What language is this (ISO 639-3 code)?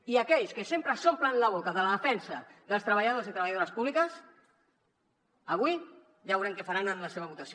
cat